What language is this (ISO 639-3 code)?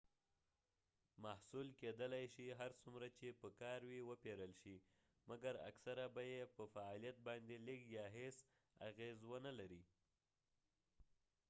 pus